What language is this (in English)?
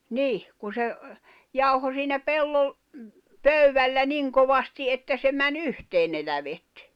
Finnish